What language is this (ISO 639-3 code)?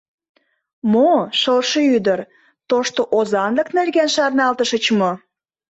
chm